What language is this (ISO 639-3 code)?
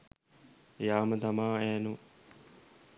sin